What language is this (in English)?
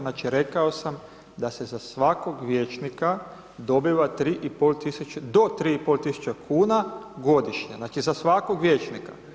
Croatian